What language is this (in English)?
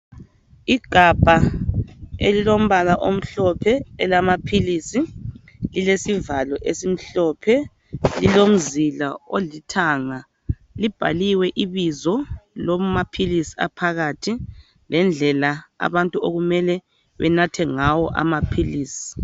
North Ndebele